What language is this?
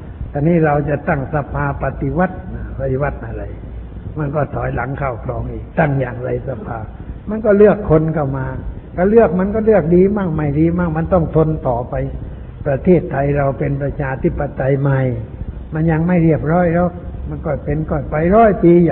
Thai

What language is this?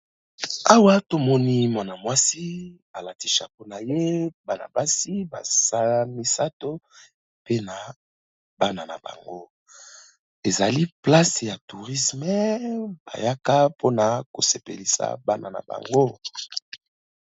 Lingala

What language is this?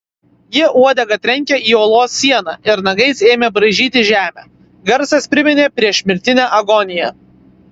Lithuanian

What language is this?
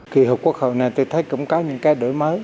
Vietnamese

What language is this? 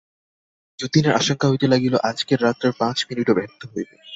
Bangla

